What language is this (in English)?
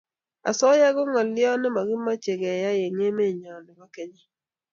Kalenjin